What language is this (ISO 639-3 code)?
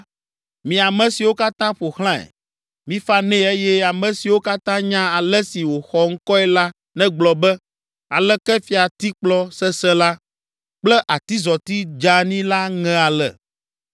ewe